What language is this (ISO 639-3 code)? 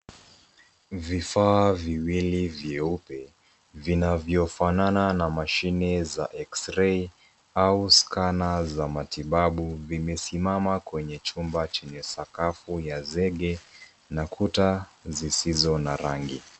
swa